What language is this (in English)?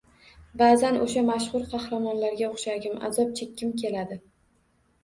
Uzbek